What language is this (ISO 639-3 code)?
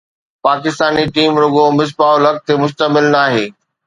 snd